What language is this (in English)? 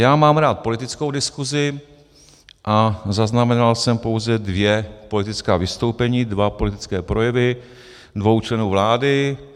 Czech